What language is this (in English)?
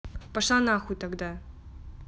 Russian